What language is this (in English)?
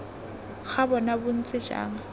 Tswana